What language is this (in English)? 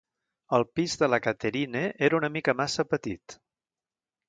Catalan